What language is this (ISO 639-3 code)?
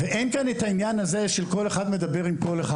heb